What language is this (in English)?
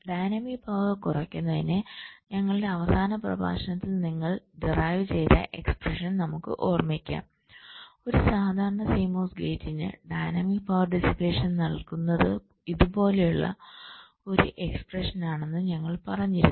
Malayalam